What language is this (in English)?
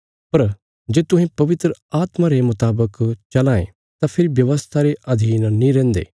Bilaspuri